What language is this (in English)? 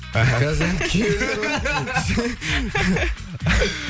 Kazakh